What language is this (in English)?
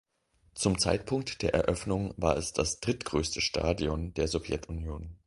German